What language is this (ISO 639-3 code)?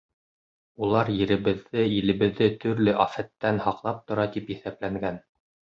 bak